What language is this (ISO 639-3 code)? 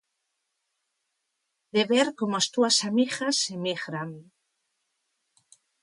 glg